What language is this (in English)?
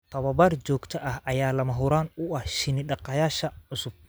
Somali